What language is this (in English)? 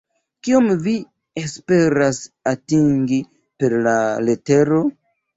Esperanto